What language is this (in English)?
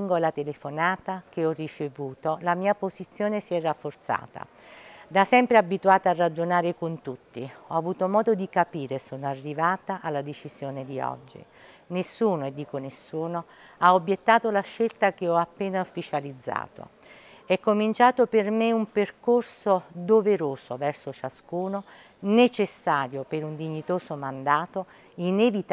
Italian